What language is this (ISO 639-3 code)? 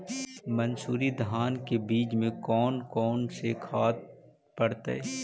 mag